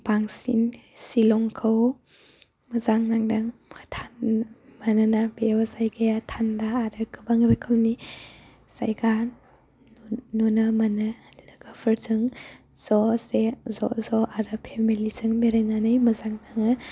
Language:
Bodo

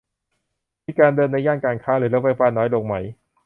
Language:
Thai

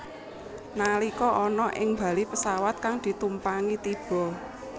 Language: Javanese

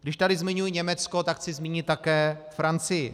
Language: Czech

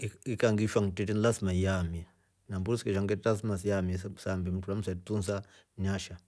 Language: Rombo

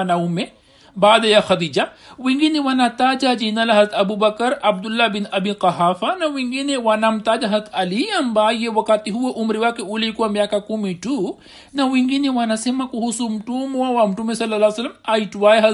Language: Swahili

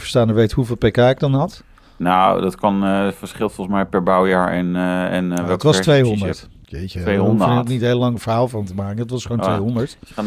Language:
Dutch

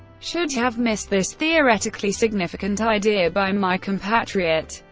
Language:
English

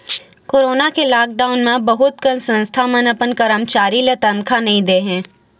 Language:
Chhattisgarhi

